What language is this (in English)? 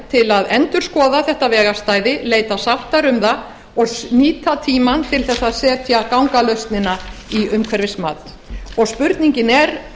Icelandic